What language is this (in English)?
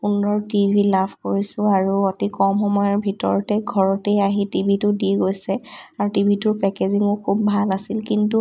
Assamese